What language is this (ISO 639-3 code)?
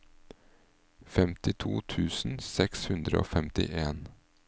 nor